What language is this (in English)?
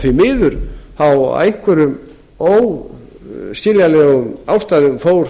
Icelandic